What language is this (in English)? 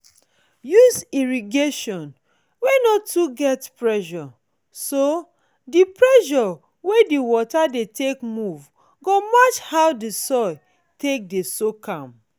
Nigerian Pidgin